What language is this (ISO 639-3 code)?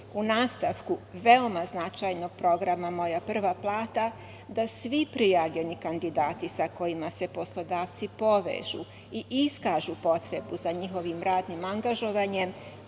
srp